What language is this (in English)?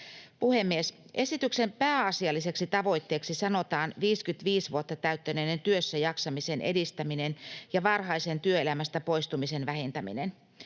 Finnish